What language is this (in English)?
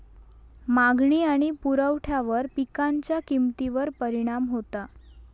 Marathi